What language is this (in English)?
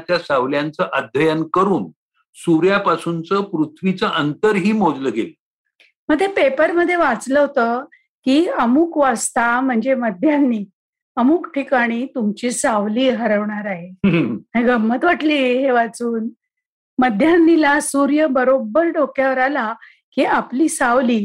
Marathi